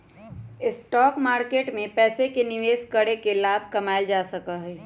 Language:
Magahi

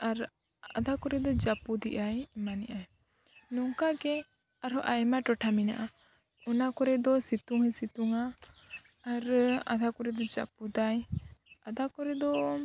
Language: Santali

